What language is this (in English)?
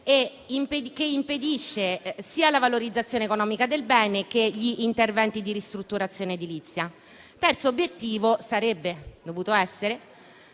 Italian